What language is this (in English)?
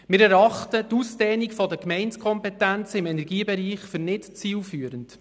Swiss German